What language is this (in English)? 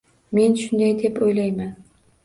Uzbek